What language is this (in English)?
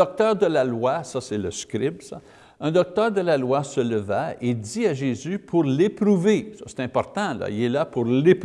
French